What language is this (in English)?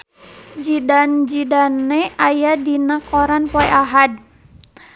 Sundanese